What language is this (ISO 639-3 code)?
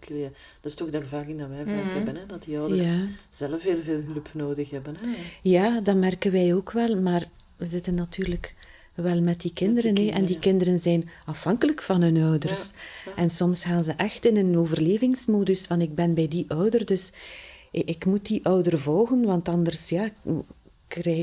nld